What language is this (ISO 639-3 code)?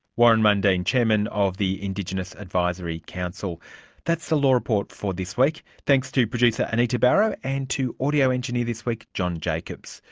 eng